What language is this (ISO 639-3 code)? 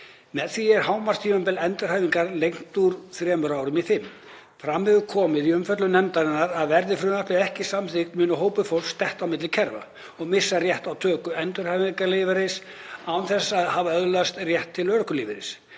isl